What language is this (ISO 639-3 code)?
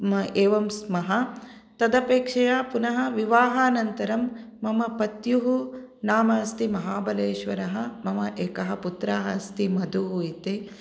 san